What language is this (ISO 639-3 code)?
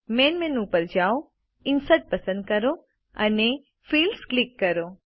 guj